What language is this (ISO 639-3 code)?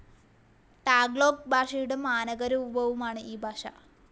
mal